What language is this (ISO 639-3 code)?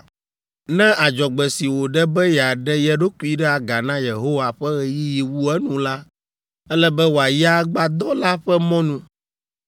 ewe